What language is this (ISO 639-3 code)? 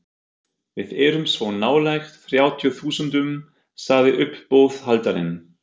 isl